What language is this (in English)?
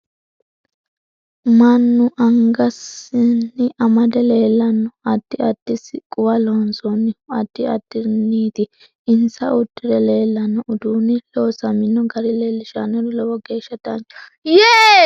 Sidamo